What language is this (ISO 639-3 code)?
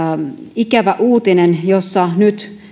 fin